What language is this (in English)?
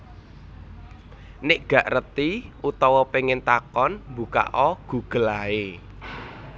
Javanese